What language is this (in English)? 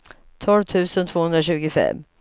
Swedish